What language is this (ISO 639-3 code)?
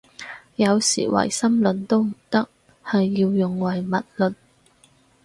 yue